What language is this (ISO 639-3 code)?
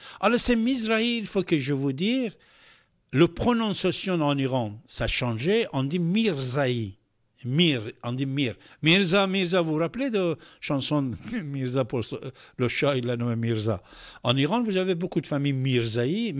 fra